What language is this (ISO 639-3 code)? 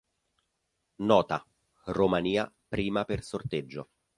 ita